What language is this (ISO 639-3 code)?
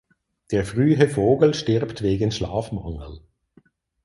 deu